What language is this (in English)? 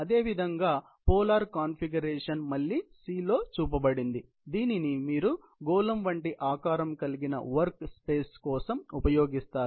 Telugu